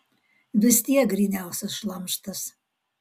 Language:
Lithuanian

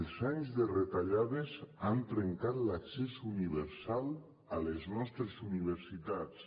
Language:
Catalan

